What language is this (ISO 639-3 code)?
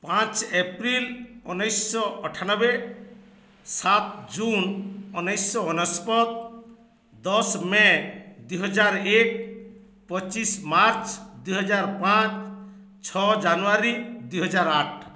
ori